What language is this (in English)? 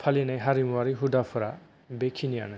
Bodo